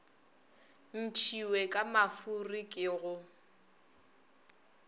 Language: Northern Sotho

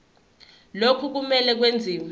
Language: Zulu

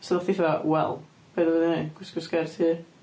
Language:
Welsh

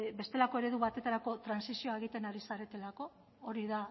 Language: Basque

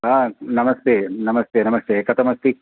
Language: Sanskrit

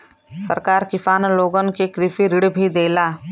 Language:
Bhojpuri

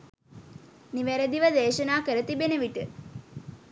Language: Sinhala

